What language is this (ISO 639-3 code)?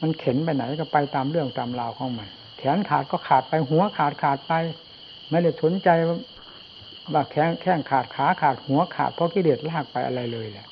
tha